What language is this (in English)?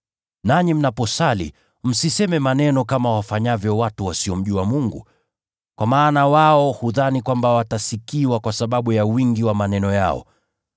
Swahili